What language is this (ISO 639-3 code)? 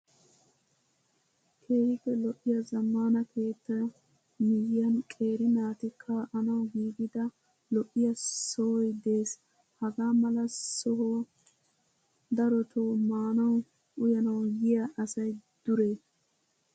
wal